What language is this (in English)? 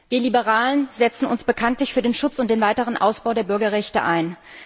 German